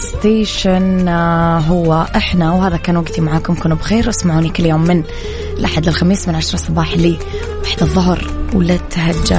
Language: Arabic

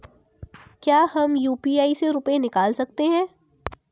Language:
Hindi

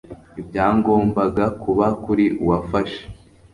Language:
Kinyarwanda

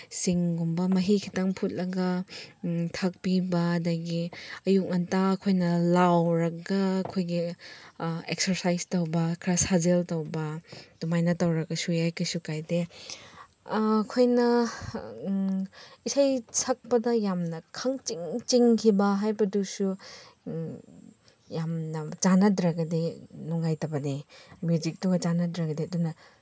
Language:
Manipuri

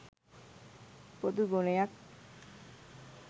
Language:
Sinhala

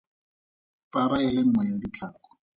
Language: Tswana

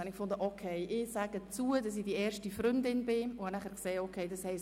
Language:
Swiss German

